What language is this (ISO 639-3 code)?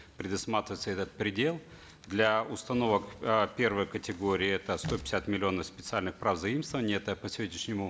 kaz